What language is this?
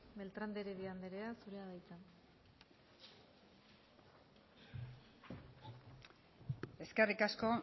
Basque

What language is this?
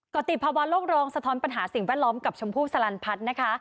Thai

